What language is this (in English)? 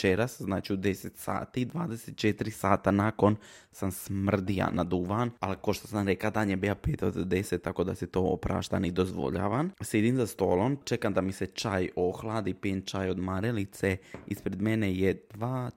Croatian